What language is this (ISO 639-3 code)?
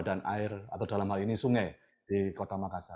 ind